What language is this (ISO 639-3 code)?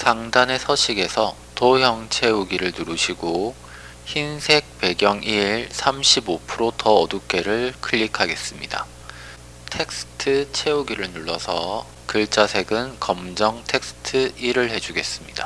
kor